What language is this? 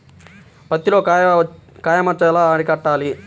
Telugu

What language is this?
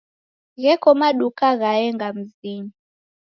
Taita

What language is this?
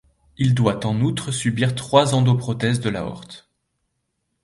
French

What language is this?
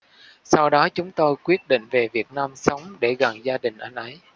Vietnamese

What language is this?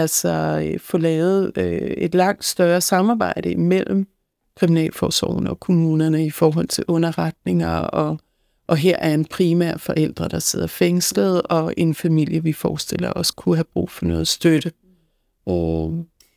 Danish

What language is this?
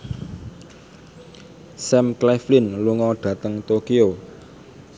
Javanese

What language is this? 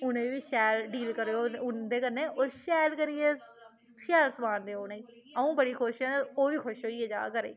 Dogri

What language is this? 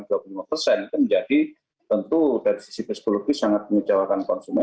Indonesian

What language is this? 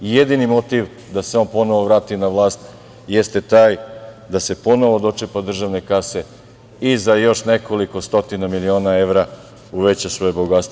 Serbian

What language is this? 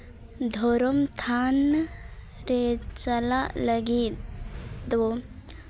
Santali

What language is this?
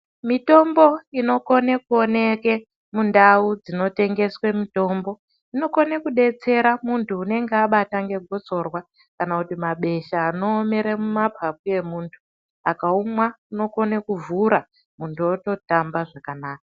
Ndau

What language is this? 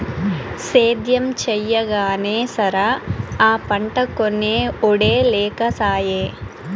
Telugu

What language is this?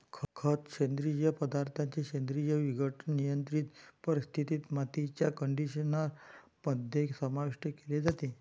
Marathi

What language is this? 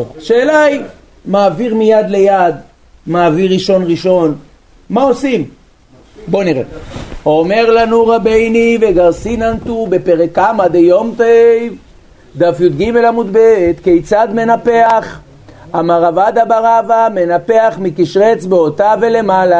Hebrew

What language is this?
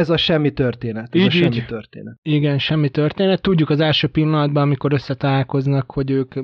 Hungarian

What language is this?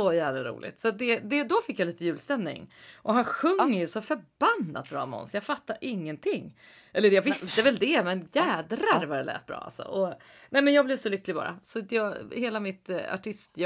Swedish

